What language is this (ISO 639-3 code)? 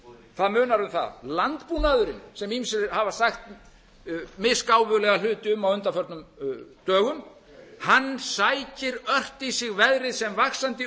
isl